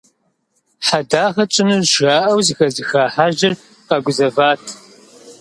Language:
Kabardian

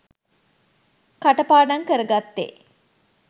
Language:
Sinhala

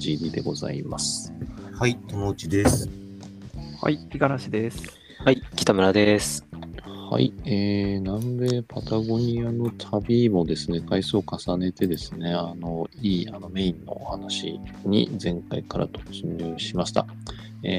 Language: Japanese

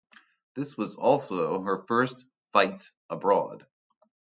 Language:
English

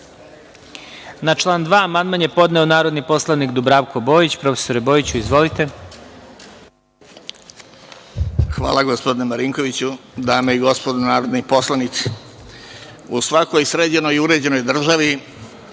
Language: Serbian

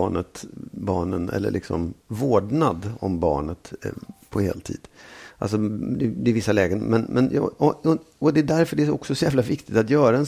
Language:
Swedish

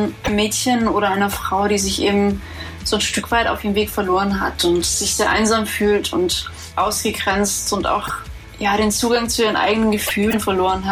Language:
German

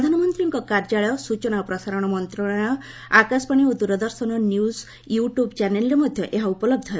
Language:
Odia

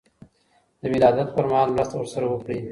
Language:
Pashto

